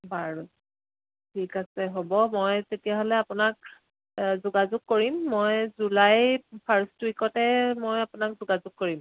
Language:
Assamese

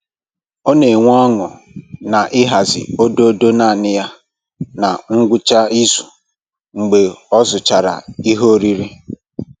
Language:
Igbo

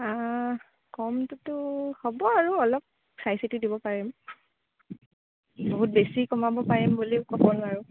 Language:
Assamese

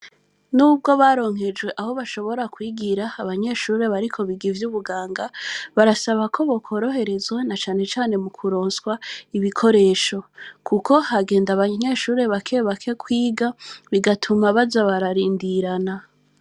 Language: Rundi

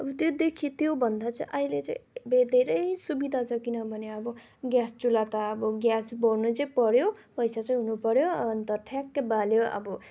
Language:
Nepali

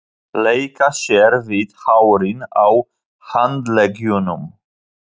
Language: Icelandic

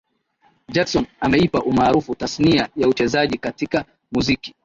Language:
Swahili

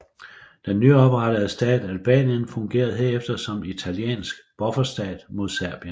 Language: Danish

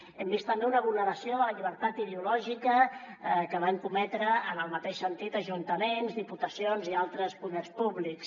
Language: Catalan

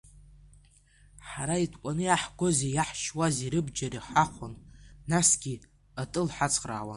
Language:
Abkhazian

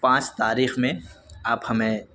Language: Urdu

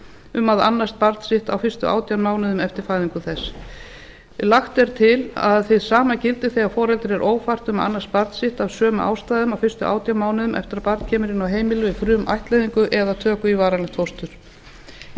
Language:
Icelandic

